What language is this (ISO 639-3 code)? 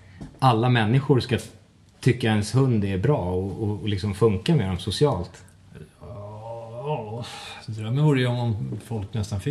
swe